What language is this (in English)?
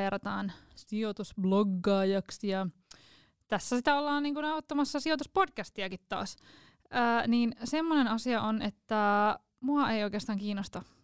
Finnish